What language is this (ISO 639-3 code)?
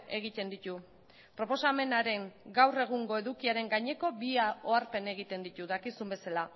eus